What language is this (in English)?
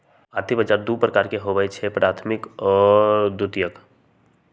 Magahi